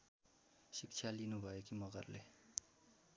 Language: Nepali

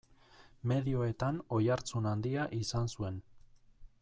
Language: Basque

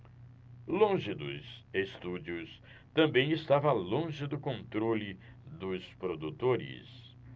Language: Portuguese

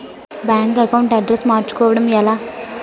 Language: Telugu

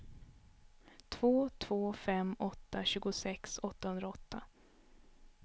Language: Swedish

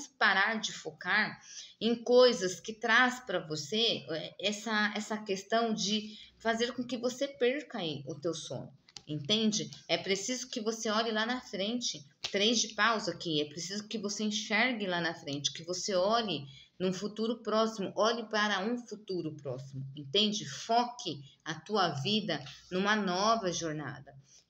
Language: Portuguese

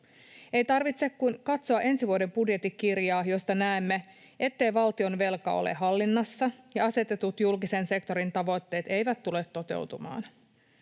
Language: Finnish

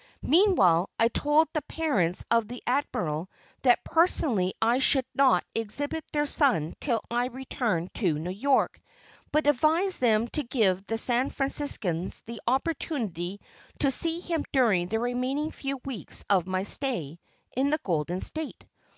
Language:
English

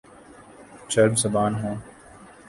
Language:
Urdu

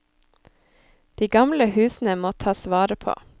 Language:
Norwegian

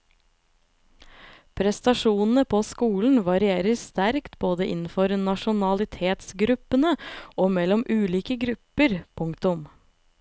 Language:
Norwegian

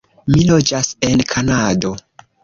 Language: Esperanto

